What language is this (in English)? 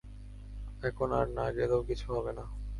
Bangla